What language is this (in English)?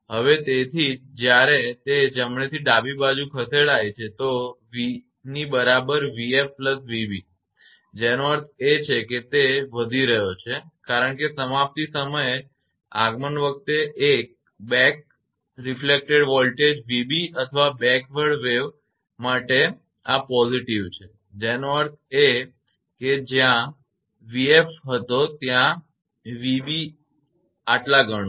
Gujarati